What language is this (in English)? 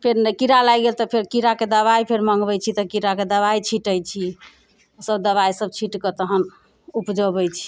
Maithili